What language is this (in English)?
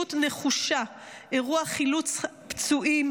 Hebrew